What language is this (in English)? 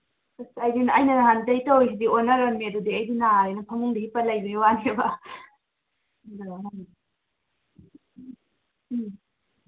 Manipuri